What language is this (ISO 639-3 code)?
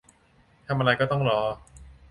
tha